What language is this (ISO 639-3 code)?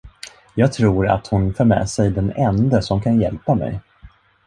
swe